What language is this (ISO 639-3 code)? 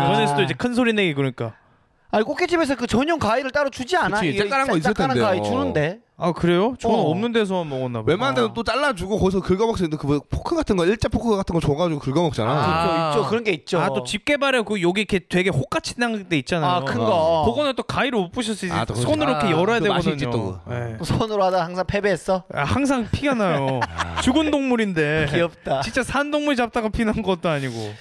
kor